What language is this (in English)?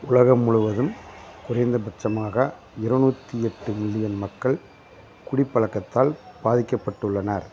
Tamil